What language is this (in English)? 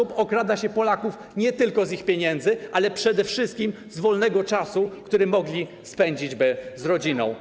Polish